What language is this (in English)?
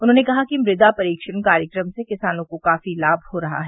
Hindi